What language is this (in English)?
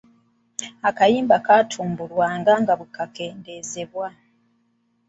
Ganda